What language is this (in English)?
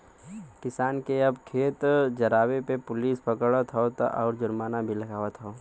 Bhojpuri